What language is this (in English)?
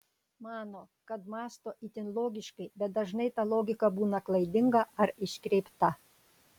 Lithuanian